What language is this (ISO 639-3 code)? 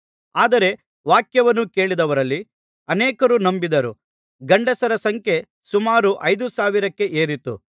kan